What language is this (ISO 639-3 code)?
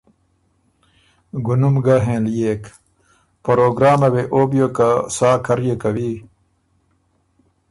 oru